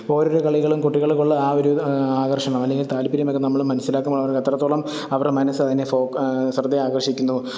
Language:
Malayalam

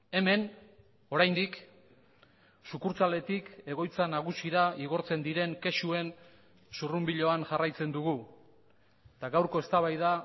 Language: Basque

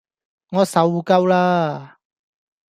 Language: Cantonese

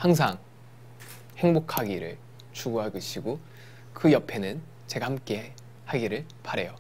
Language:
Korean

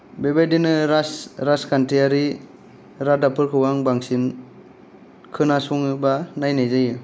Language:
Bodo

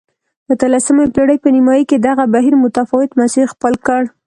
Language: Pashto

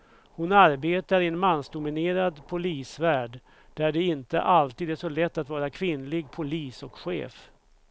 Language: Swedish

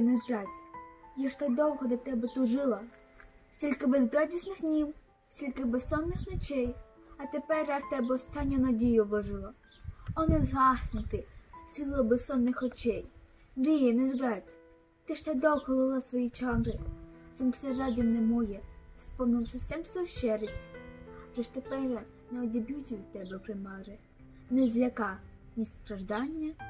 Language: Ukrainian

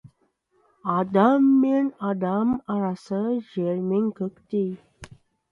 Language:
Kazakh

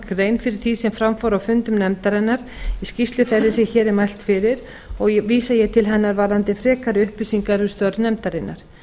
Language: Icelandic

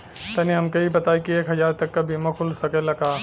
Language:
Bhojpuri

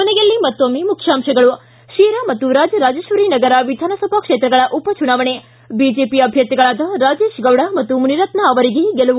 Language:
Kannada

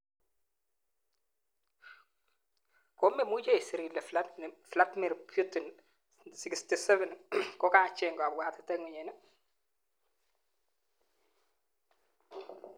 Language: Kalenjin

